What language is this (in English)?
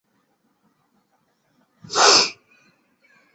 Chinese